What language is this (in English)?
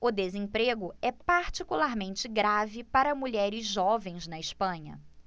Portuguese